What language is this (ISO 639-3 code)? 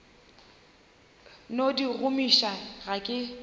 nso